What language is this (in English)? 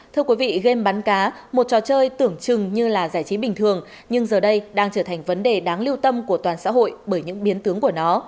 Vietnamese